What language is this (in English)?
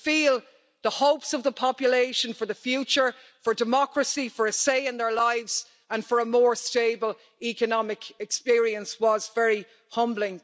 English